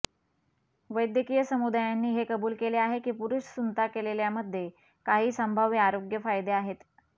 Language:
Marathi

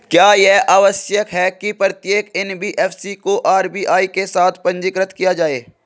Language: Hindi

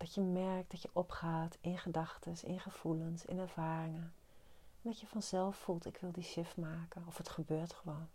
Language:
Dutch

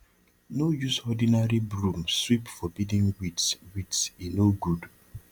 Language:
Nigerian Pidgin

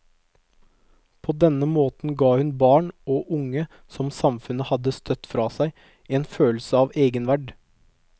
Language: Norwegian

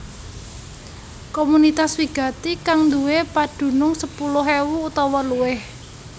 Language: Javanese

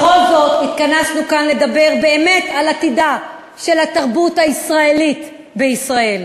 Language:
Hebrew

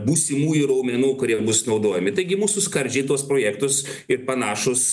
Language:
Lithuanian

